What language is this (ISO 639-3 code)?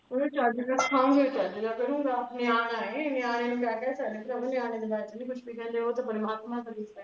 pan